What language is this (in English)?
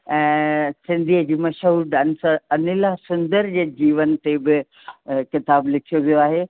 Sindhi